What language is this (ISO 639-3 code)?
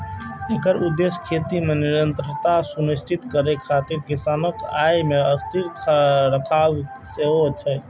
mai